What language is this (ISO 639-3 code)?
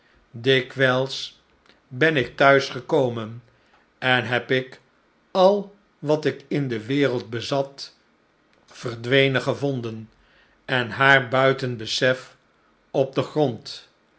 nld